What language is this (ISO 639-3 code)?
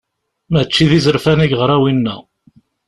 kab